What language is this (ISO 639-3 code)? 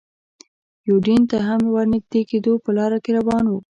pus